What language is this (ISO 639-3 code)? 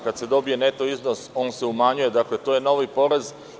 srp